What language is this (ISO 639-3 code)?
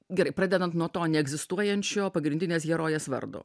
lit